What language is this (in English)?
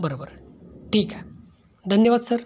Marathi